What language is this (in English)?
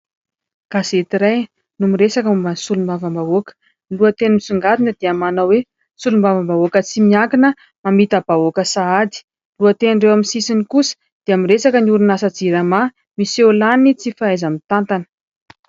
Malagasy